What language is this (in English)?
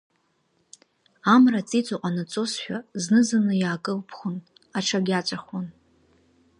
Abkhazian